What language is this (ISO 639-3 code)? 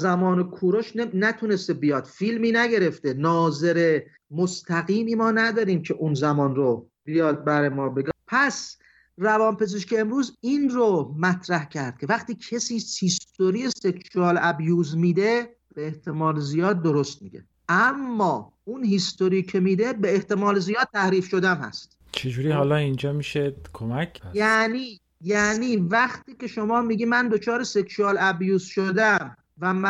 fas